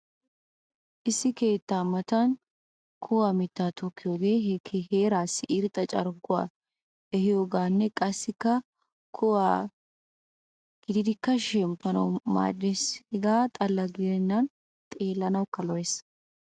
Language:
Wolaytta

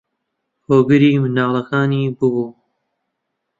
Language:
Central Kurdish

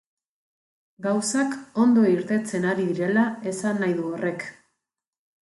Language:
Basque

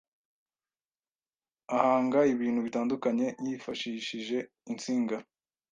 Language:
Kinyarwanda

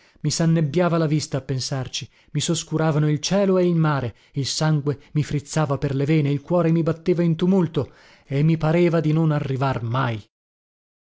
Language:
Italian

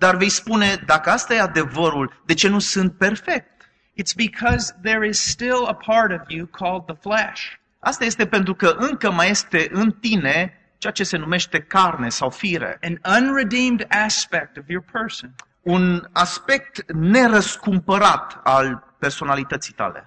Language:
Romanian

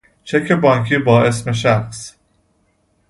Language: Persian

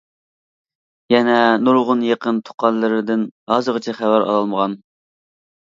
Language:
Uyghur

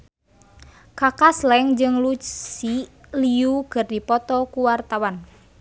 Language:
Sundanese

